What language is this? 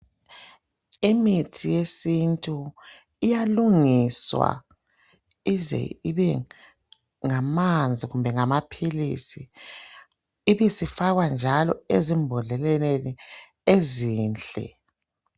North Ndebele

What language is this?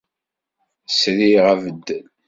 Kabyle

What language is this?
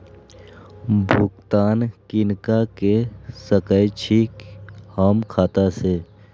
Maithili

